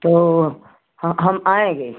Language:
Hindi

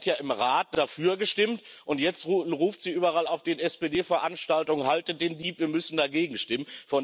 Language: German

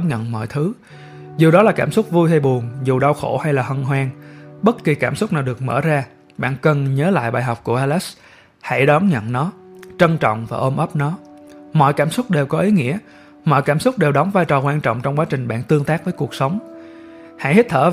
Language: Vietnamese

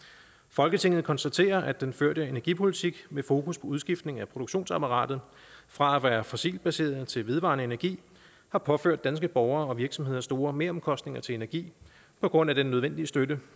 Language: Danish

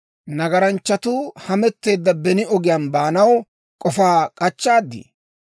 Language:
Dawro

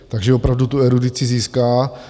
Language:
Czech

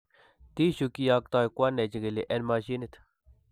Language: Kalenjin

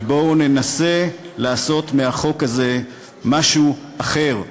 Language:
Hebrew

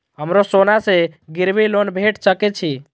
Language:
Maithili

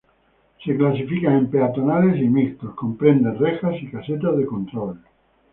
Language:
Spanish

